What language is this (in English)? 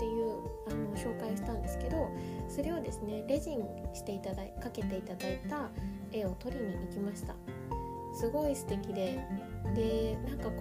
Japanese